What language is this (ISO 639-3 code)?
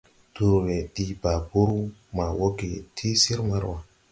tui